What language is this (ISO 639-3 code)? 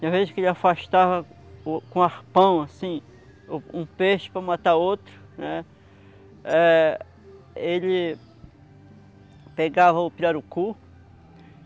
por